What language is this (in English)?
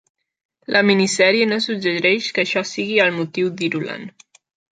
Catalan